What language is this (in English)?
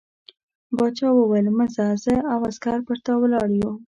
Pashto